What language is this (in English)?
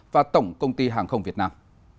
Vietnamese